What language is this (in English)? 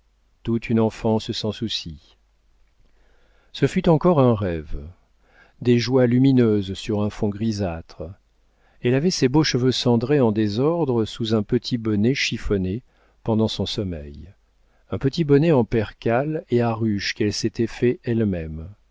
French